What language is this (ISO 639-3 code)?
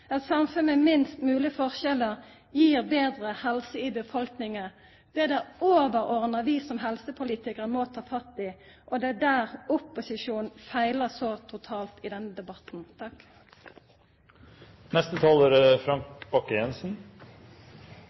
nno